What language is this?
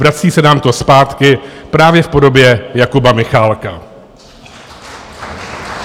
Czech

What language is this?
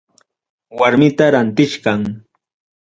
Ayacucho Quechua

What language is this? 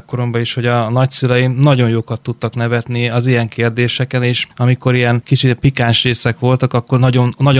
Hungarian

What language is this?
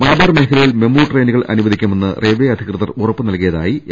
Malayalam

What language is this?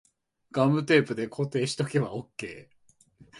Japanese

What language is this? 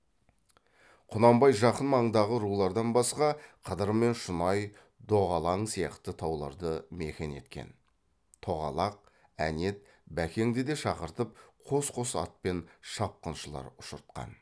Kazakh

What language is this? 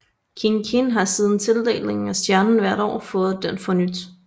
Danish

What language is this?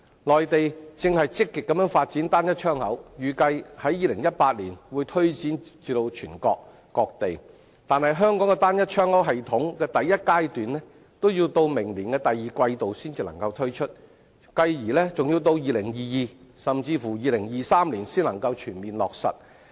Cantonese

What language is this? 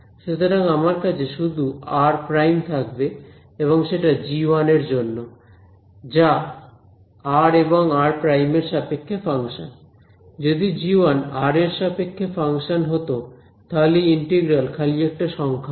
Bangla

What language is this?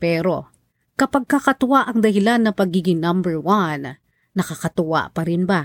Filipino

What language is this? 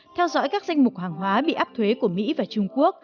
Vietnamese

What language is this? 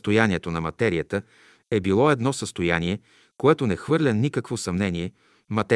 Bulgarian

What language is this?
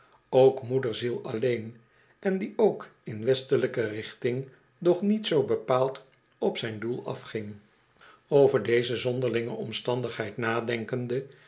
Dutch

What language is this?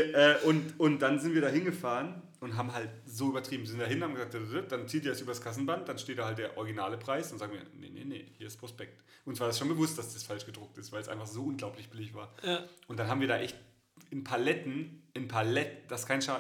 German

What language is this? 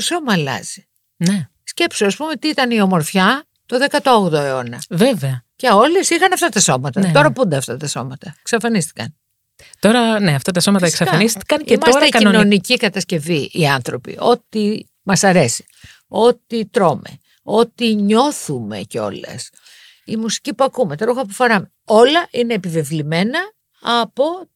Greek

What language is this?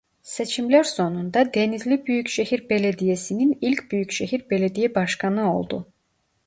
Turkish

